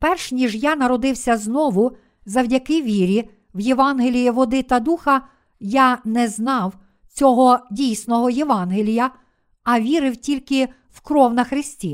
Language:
Ukrainian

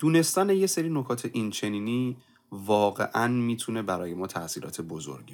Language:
Persian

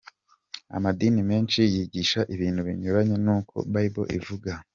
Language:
Kinyarwanda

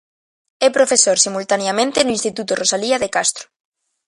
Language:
Galician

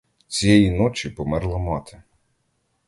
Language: Ukrainian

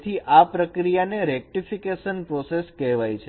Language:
Gujarati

